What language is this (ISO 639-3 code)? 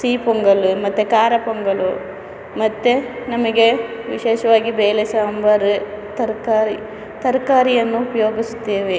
kan